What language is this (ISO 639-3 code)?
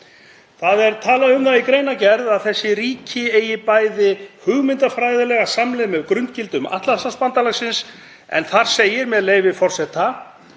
isl